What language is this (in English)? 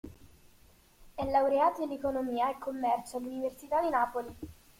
Italian